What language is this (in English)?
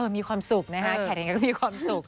Thai